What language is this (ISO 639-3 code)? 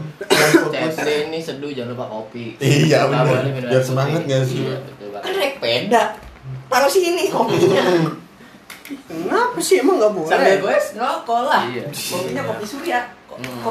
ind